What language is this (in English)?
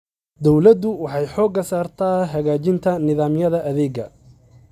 Somali